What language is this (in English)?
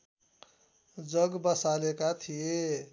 Nepali